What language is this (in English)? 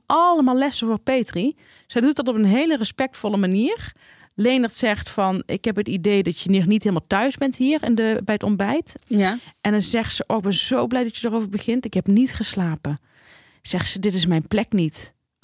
Dutch